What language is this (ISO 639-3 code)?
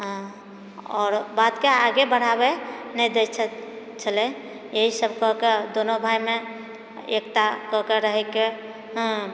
mai